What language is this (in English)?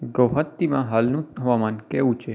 Gujarati